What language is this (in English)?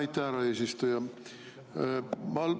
Estonian